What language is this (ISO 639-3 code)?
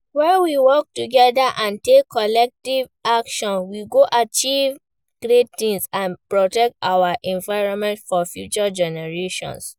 pcm